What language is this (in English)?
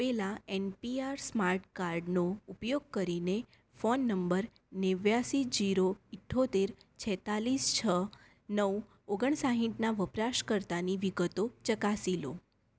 Gujarati